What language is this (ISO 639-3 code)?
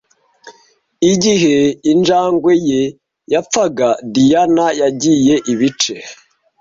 kin